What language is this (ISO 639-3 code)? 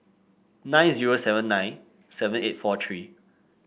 eng